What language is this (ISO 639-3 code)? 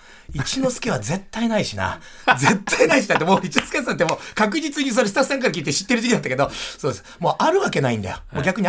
jpn